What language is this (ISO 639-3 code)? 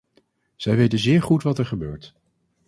nld